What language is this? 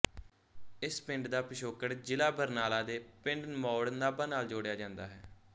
Punjabi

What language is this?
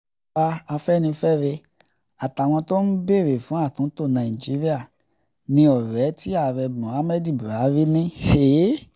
Yoruba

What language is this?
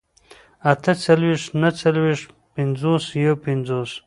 Pashto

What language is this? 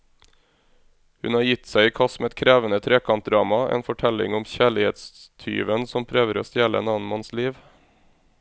Norwegian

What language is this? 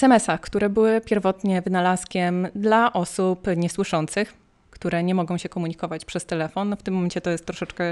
Polish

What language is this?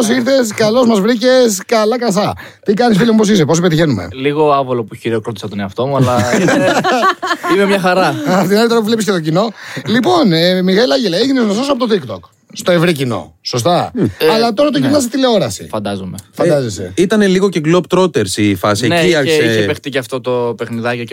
Greek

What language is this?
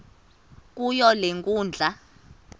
Xhosa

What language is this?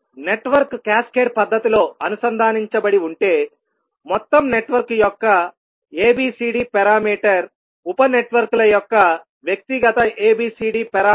Telugu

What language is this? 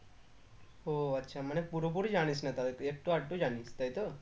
Bangla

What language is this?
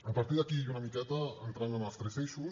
Catalan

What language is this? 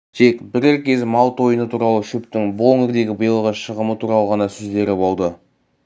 Kazakh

